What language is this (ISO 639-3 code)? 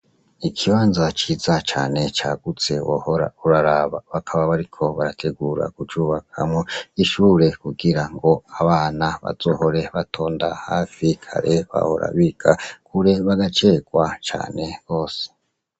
run